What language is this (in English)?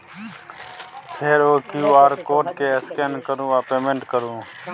Maithili